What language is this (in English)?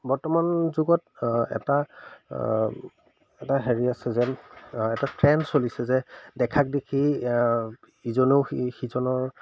Assamese